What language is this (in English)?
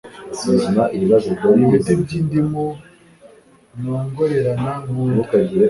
Kinyarwanda